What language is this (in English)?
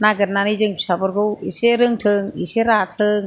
Bodo